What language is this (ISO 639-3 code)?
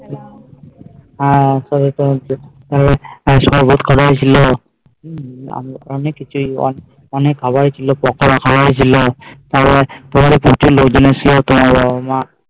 ben